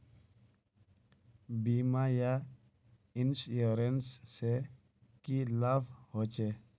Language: Magahi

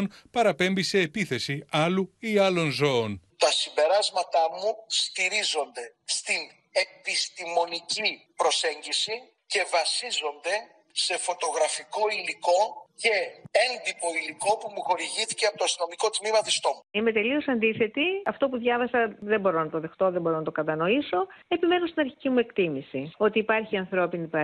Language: Greek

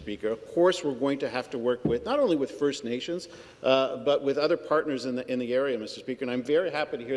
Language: English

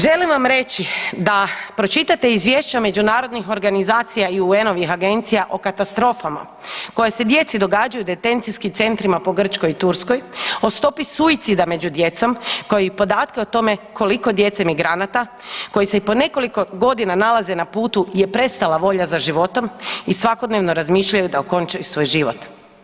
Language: Croatian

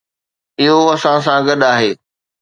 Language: Sindhi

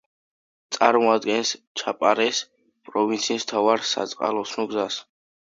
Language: Georgian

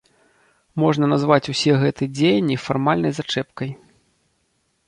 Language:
Belarusian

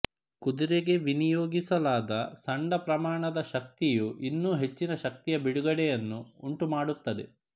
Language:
Kannada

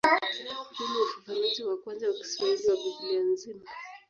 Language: Swahili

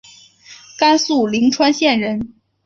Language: Chinese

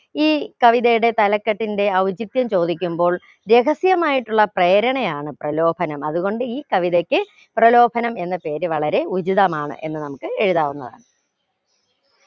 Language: Malayalam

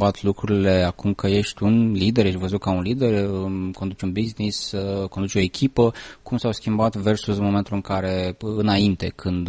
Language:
Romanian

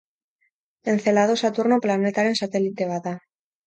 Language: Basque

